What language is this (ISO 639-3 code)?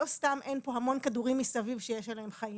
heb